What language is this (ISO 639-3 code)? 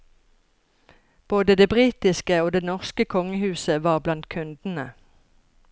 nor